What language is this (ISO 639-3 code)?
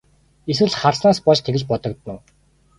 mon